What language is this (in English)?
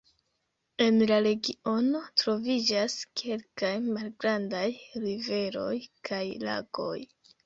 Esperanto